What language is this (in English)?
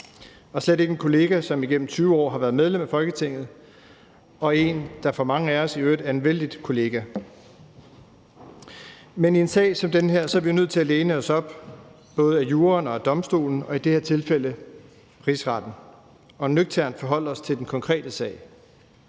Danish